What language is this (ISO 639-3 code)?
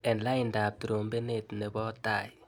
kln